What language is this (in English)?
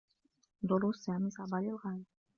Arabic